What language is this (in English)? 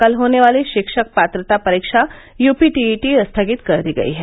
Hindi